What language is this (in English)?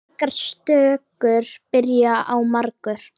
Icelandic